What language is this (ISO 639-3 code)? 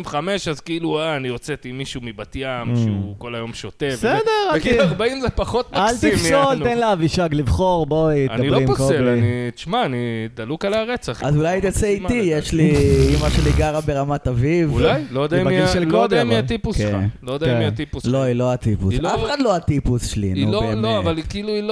heb